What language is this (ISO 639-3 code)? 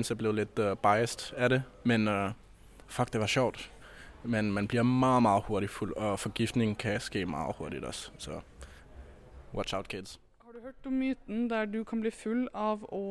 dan